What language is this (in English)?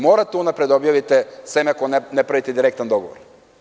Serbian